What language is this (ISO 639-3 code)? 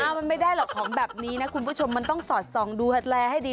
tha